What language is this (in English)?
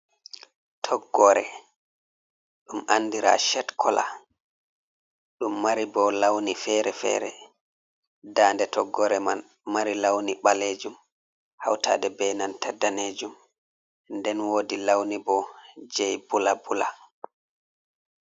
Fula